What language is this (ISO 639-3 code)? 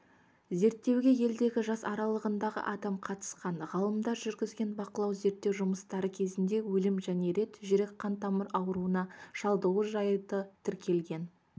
kaz